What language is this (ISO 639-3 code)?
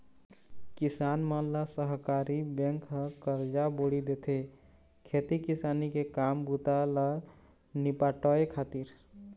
hne